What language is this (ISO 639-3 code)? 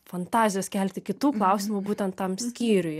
lit